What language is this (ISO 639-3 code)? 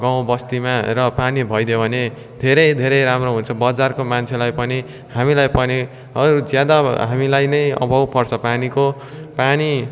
nep